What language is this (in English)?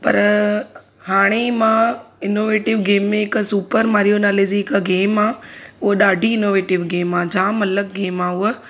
Sindhi